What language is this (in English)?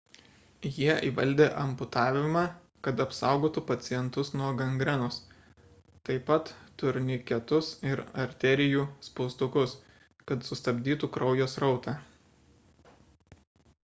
Lithuanian